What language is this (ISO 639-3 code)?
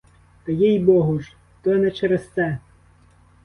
ukr